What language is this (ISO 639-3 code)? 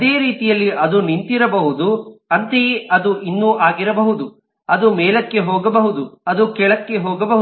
kan